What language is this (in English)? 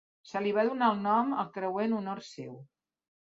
Catalan